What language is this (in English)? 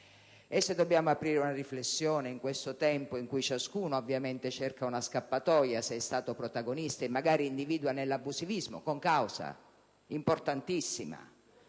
Italian